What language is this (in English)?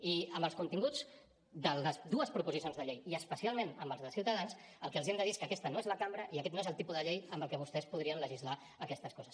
Catalan